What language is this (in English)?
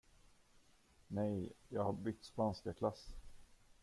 Swedish